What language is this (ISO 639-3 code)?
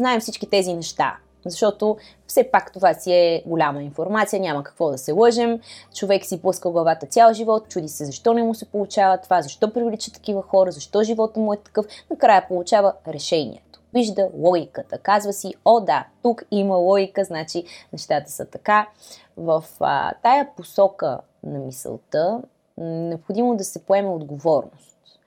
bul